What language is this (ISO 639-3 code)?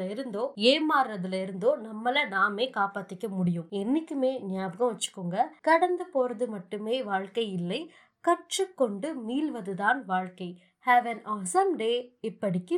tam